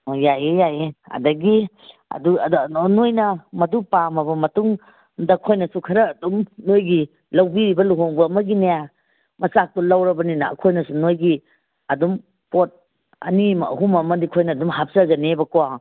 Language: Manipuri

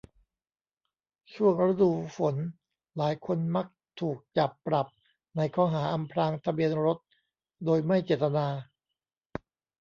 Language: Thai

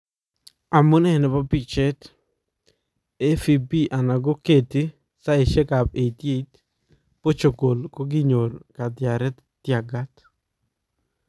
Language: Kalenjin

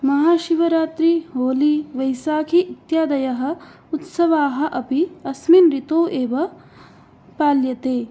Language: Sanskrit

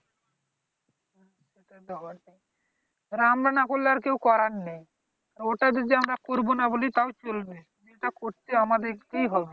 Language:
Bangla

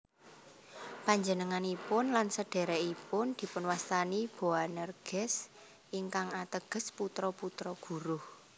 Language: Javanese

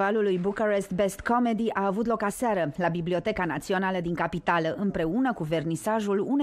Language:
Romanian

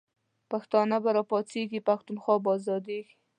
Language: Pashto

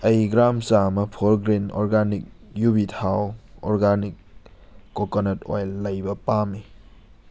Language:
Manipuri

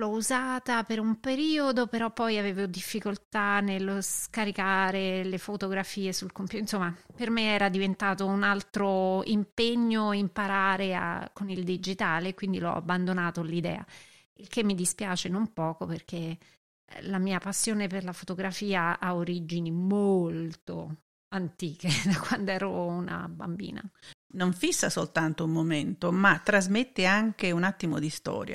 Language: Italian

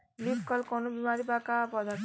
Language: Bhojpuri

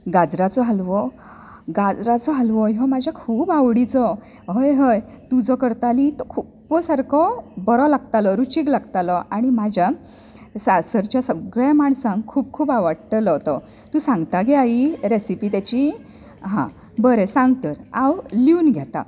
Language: Konkani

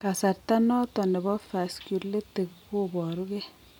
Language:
Kalenjin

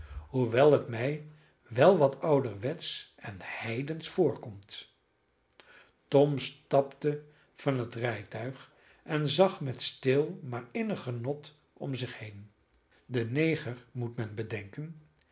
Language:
Dutch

